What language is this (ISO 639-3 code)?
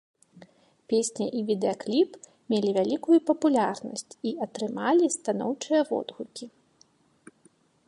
bel